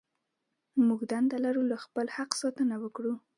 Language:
Pashto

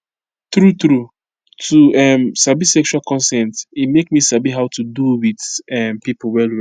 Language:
Nigerian Pidgin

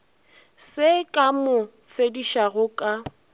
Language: Northern Sotho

